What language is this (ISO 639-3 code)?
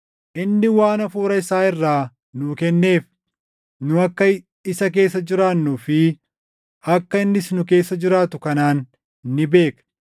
orm